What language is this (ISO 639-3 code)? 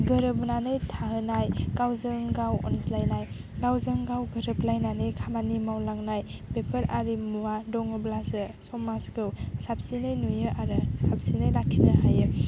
brx